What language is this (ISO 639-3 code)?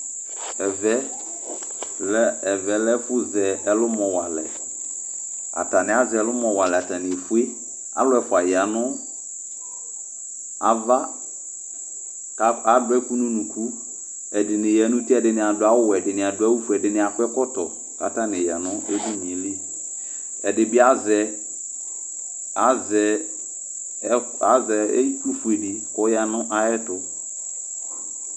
kpo